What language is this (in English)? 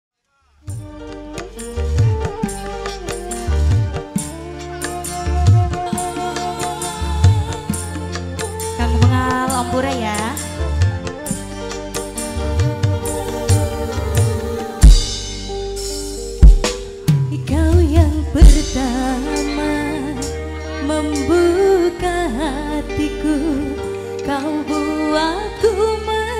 Indonesian